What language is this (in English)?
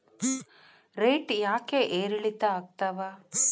Kannada